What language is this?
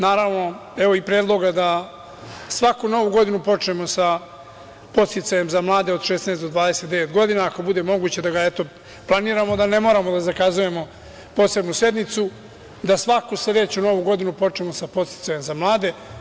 Serbian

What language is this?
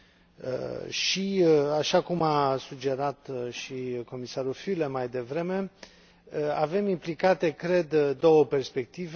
Romanian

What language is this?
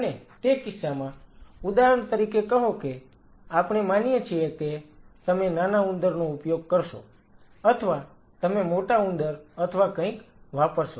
Gujarati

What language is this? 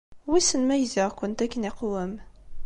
Kabyle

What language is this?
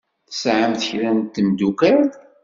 Kabyle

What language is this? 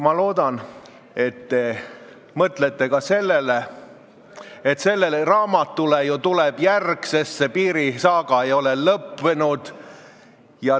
Estonian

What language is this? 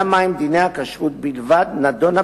Hebrew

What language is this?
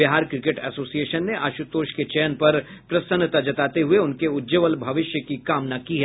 Hindi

